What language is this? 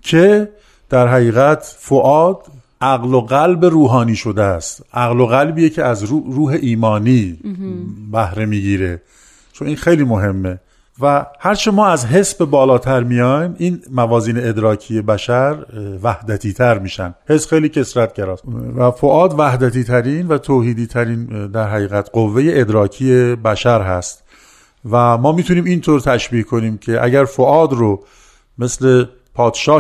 Persian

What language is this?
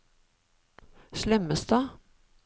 Norwegian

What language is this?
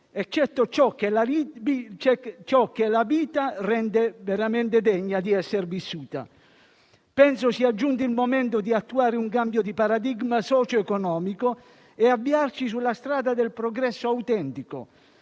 Italian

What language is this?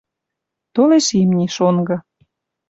Western Mari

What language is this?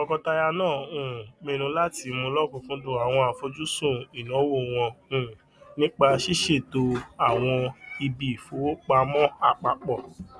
Yoruba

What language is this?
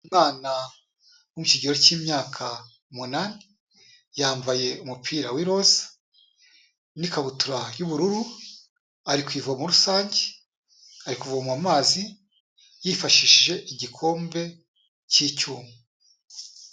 Kinyarwanda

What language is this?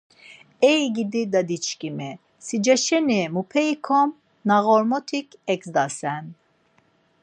Laz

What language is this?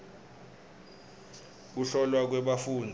Swati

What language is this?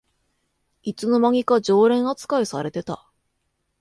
Japanese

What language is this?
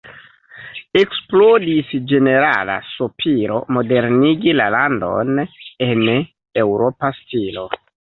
Esperanto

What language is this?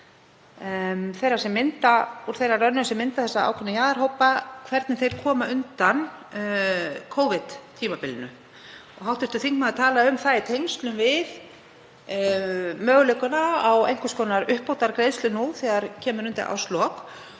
Icelandic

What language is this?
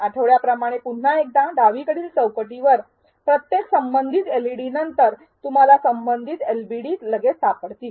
Marathi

